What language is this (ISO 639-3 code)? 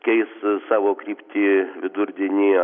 lit